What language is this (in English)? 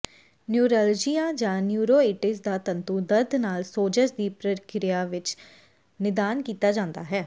Punjabi